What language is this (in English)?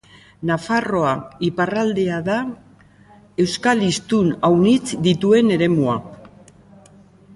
Basque